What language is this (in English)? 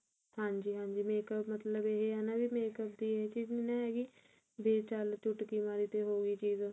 Punjabi